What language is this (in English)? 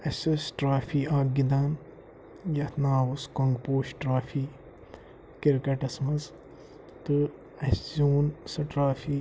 Kashmiri